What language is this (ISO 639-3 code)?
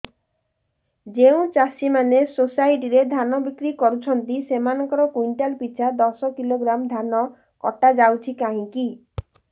ori